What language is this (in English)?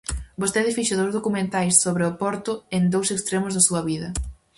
Galician